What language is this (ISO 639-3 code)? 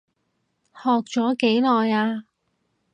yue